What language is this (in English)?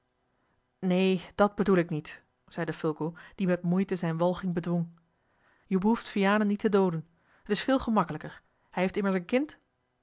Dutch